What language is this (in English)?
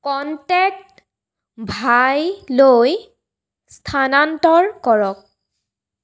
Assamese